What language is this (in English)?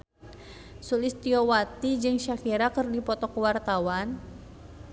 Sundanese